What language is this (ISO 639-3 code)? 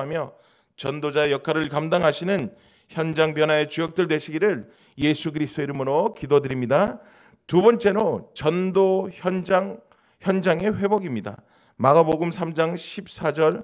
kor